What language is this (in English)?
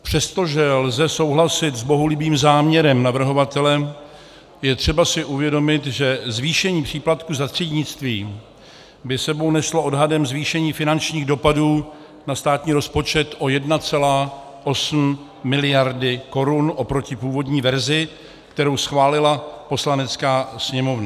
Czech